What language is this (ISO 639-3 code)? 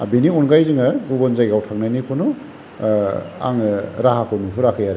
brx